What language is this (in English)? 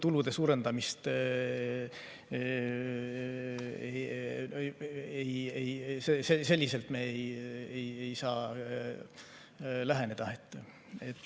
Estonian